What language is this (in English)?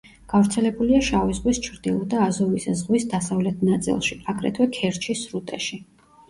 Georgian